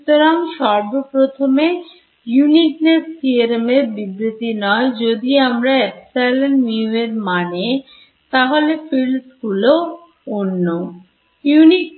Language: Bangla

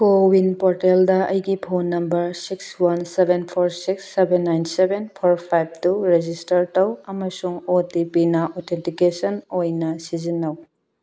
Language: Manipuri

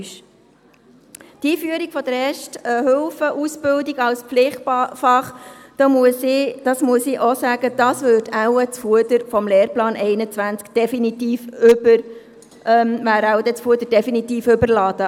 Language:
Swiss German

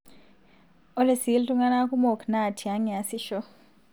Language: Masai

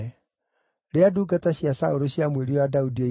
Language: Kikuyu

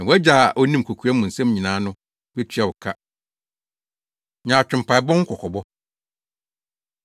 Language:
Akan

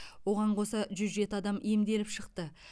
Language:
Kazakh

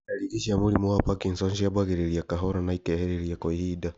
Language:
Kikuyu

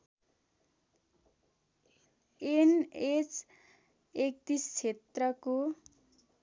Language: Nepali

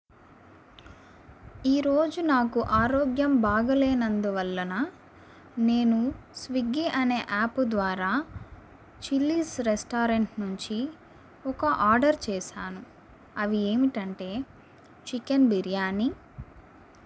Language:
Telugu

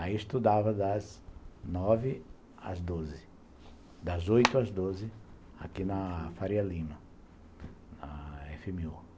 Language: Portuguese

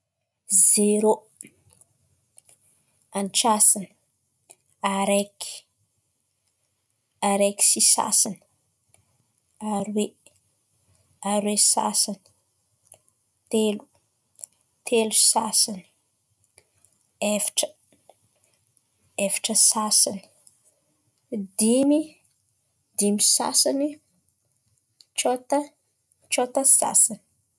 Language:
Antankarana Malagasy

